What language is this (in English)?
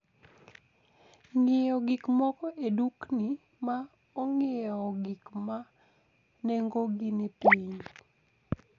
Luo (Kenya and Tanzania)